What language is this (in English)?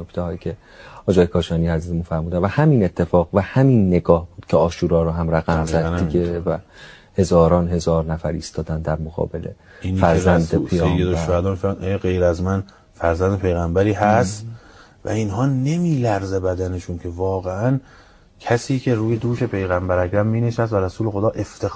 Persian